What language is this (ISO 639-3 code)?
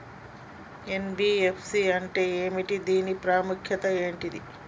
tel